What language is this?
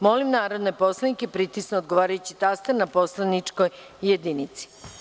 Serbian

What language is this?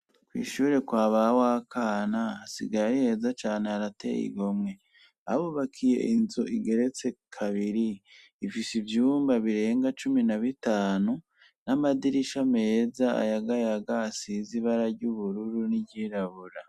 Rundi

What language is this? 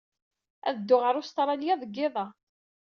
Kabyle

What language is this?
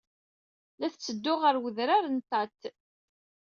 Kabyle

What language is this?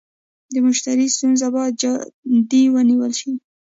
Pashto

